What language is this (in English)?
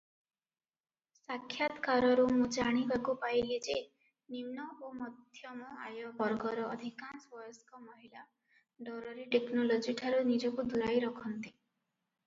Odia